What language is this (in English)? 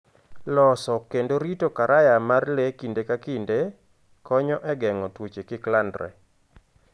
Luo (Kenya and Tanzania)